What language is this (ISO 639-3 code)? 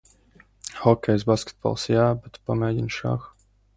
lav